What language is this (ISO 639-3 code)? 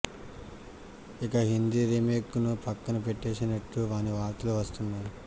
tel